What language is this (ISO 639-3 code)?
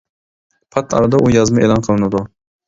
uig